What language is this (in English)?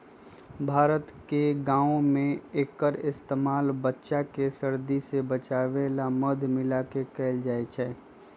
Magahi